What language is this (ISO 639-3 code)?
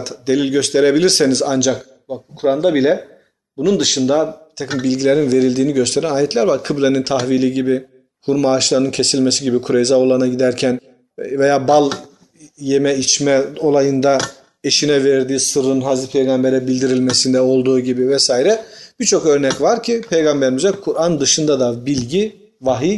tur